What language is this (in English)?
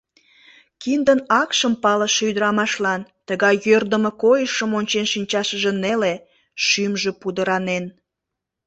Mari